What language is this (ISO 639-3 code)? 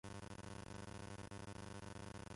jpn